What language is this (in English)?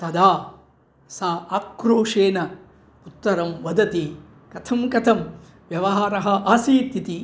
Sanskrit